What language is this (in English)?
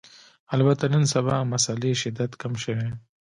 Pashto